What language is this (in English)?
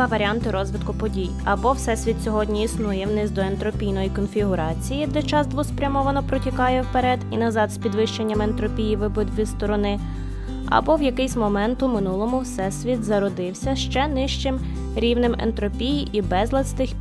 Ukrainian